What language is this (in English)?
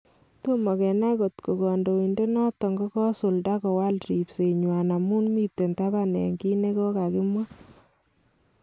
Kalenjin